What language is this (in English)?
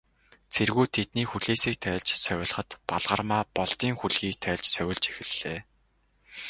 Mongolian